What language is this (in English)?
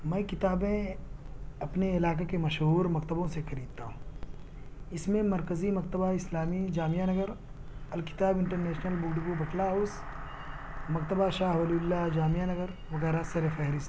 Urdu